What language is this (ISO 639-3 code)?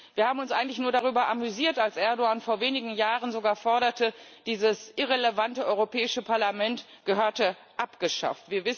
deu